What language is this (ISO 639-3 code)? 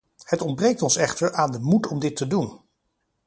nld